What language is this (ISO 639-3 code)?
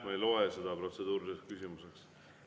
est